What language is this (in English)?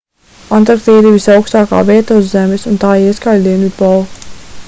Latvian